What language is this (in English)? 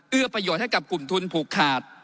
Thai